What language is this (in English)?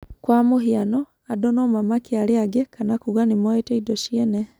Kikuyu